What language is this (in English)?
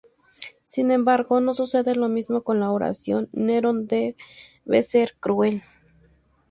Spanish